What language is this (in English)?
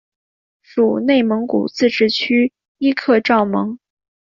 Chinese